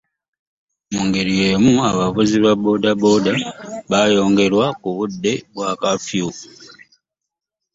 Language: Ganda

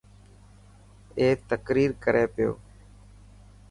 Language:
Dhatki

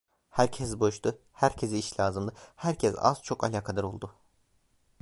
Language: Turkish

